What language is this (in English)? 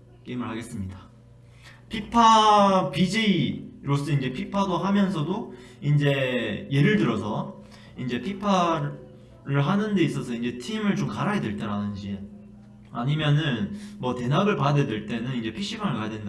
Korean